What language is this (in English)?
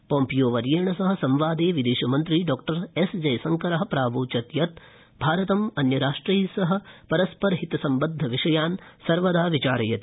Sanskrit